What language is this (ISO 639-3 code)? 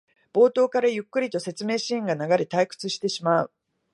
jpn